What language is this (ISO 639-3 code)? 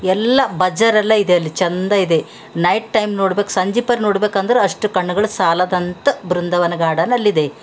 kan